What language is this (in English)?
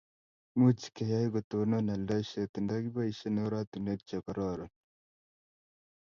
Kalenjin